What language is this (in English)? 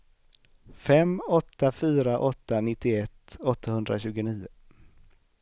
Swedish